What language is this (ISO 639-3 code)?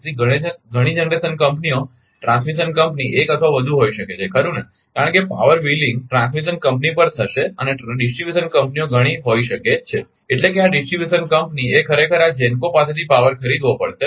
guj